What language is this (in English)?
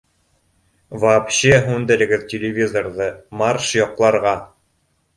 Bashkir